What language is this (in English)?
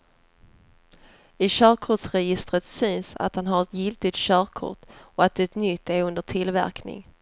Swedish